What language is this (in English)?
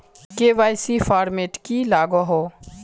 Magahi